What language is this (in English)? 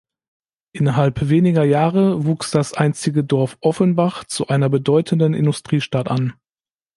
German